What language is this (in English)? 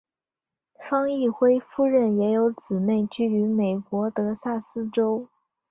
Chinese